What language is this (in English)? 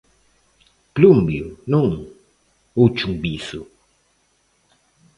Galician